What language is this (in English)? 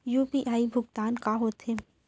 Chhattisgarhi